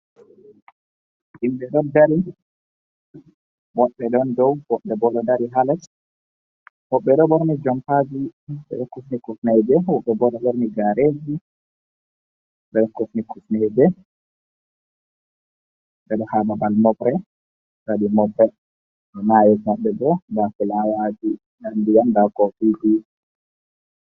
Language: Fula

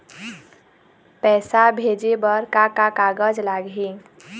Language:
Chhattisgarhi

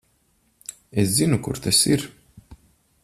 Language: Latvian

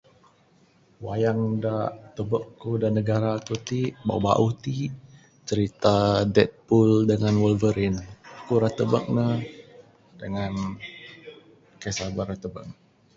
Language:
Bukar-Sadung Bidayuh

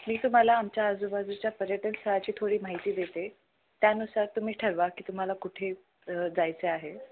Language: Marathi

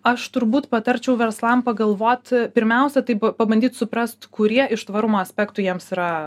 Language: Lithuanian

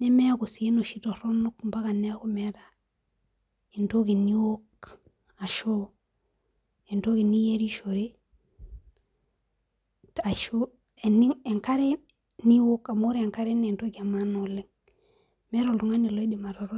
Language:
Masai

